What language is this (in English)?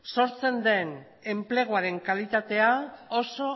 Basque